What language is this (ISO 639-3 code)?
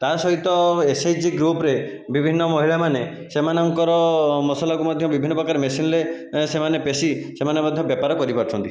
ori